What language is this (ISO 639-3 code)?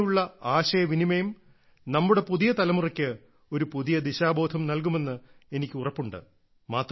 mal